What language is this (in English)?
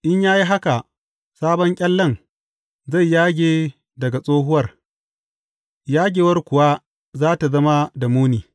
Hausa